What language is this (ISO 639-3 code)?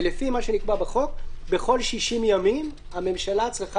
heb